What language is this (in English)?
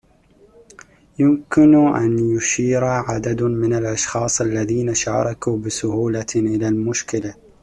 Arabic